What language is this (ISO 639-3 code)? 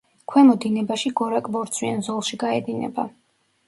kat